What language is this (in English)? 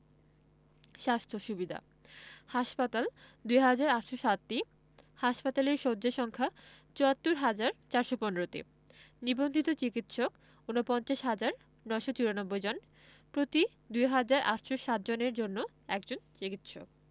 Bangla